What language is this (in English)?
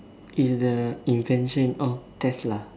English